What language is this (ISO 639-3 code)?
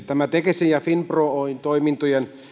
fin